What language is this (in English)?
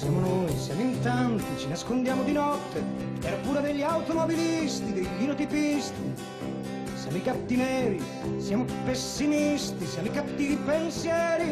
Italian